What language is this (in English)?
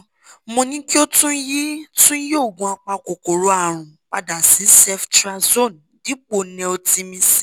Yoruba